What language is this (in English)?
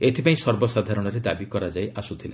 Odia